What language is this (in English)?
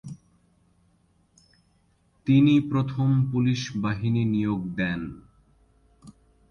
Bangla